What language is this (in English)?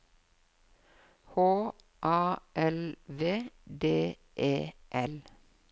Norwegian